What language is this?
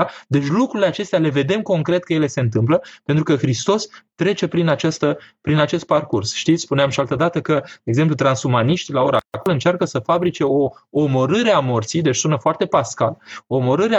Romanian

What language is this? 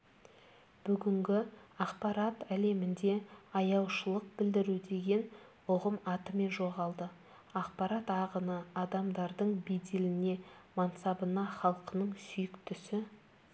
Kazakh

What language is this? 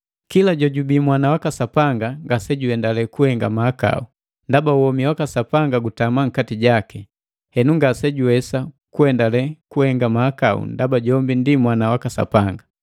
Matengo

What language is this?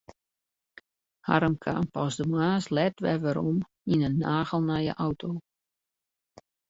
Western Frisian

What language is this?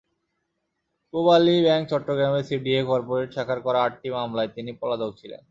Bangla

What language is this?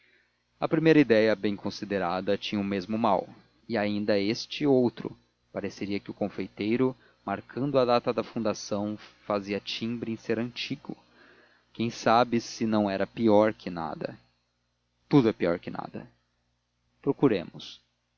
Portuguese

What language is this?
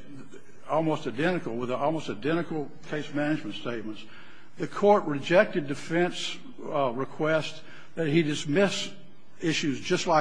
English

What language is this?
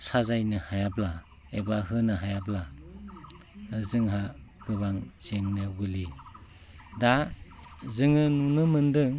Bodo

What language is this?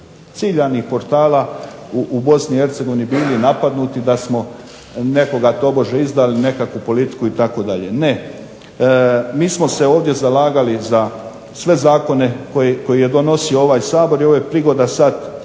Croatian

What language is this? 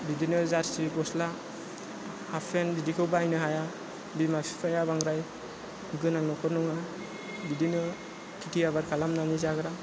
Bodo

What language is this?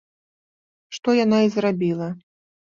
Belarusian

